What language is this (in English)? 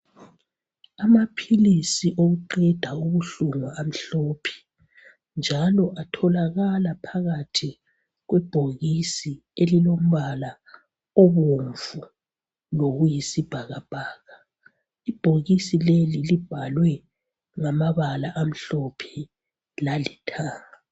North Ndebele